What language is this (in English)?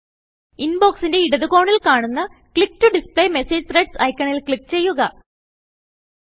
Malayalam